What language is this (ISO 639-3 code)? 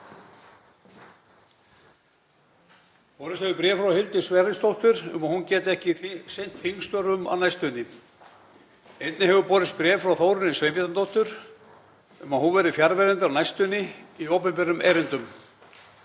isl